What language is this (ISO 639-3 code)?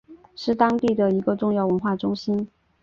zho